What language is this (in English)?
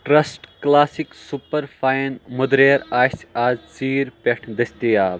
Kashmiri